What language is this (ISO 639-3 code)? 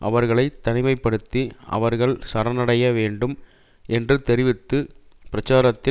tam